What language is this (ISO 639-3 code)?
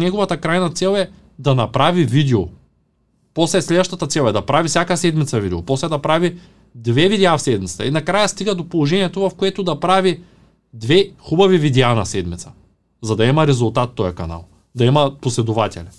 bul